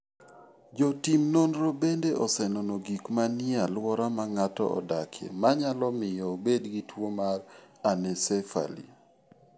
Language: Luo (Kenya and Tanzania)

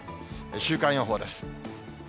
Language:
Japanese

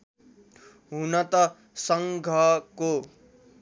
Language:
Nepali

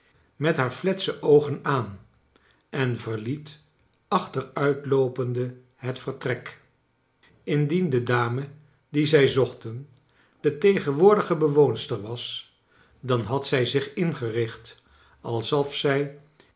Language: Dutch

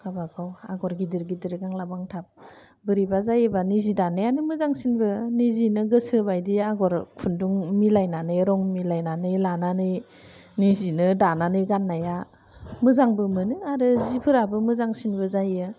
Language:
Bodo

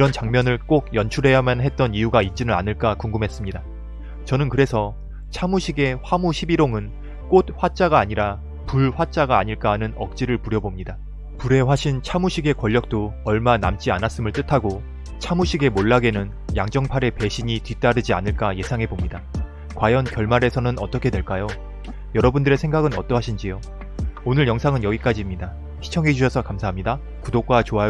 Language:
Korean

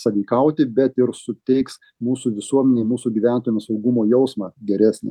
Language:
Lithuanian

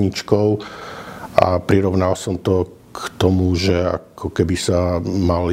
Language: Slovak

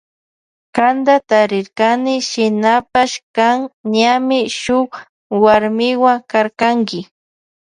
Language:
Loja Highland Quichua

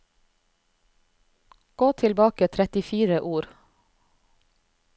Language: Norwegian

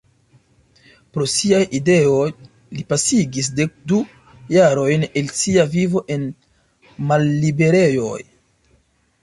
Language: Esperanto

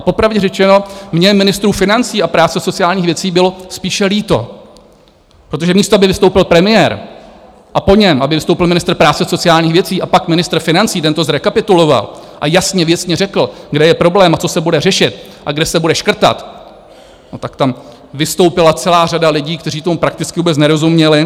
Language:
Czech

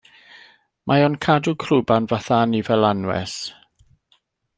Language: Welsh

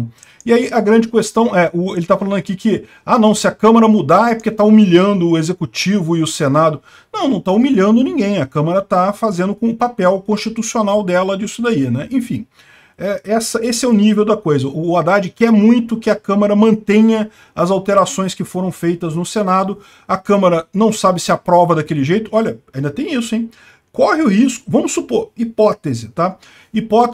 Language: Portuguese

